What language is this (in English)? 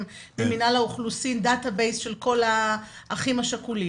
Hebrew